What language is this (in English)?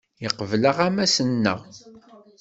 Kabyle